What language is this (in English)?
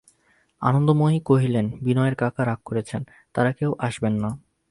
Bangla